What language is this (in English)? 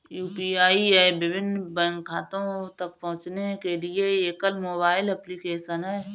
Hindi